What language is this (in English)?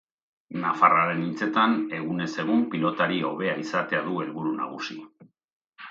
Basque